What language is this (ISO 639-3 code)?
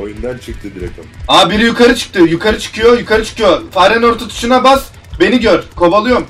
tur